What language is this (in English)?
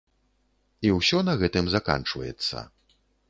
Belarusian